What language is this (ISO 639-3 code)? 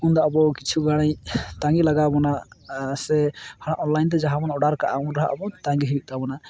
sat